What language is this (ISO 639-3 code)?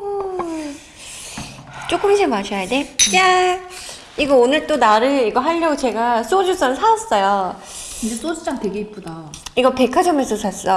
kor